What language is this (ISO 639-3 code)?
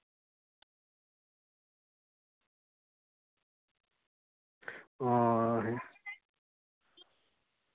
sat